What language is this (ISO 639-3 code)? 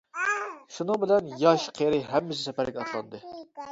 uig